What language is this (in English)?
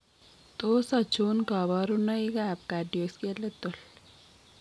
Kalenjin